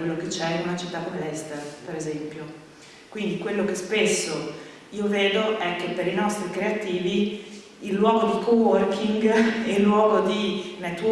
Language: Italian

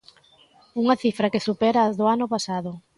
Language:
Galician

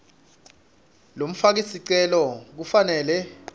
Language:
Swati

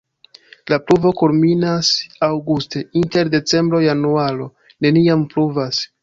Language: Esperanto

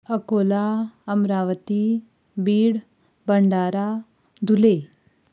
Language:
Konkani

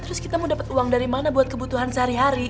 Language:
Indonesian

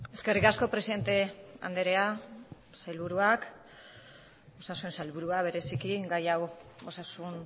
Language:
Basque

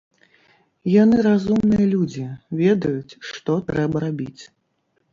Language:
Belarusian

